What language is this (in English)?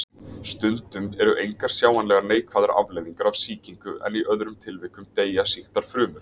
Icelandic